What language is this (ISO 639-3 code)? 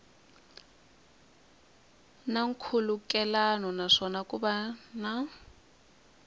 tso